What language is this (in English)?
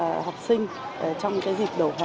Vietnamese